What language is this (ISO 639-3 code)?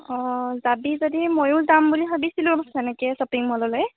asm